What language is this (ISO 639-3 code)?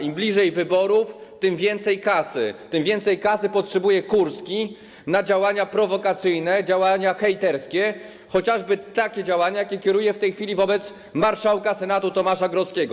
pol